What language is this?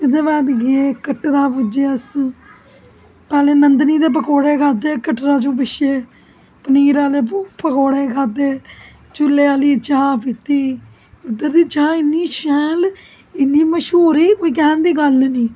Dogri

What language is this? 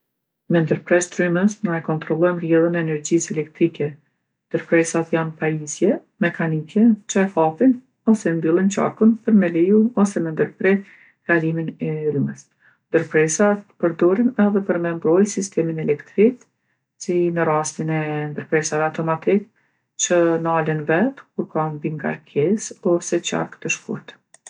Gheg Albanian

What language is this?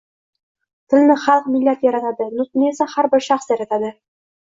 Uzbek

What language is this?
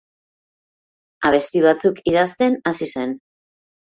Basque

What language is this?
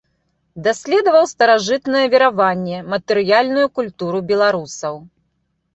Belarusian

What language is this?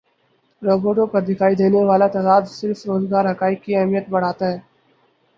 Urdu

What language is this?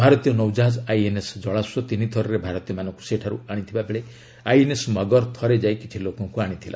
Odia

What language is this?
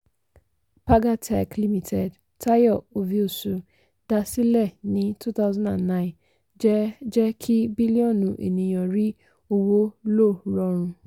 Yoruba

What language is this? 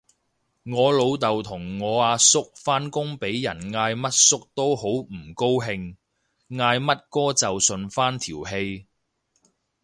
Cantonese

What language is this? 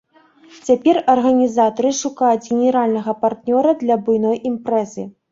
Belarusian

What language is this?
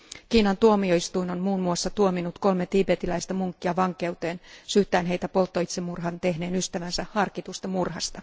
Finnish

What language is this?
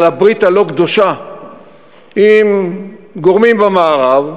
Hebrew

